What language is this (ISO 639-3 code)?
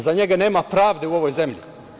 srp